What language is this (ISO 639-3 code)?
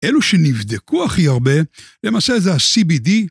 heb